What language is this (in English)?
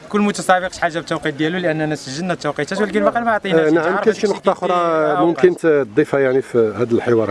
Arabic